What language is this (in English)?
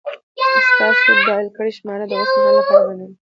Pashto